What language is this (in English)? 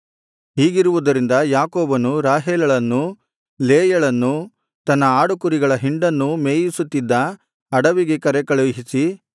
Kannada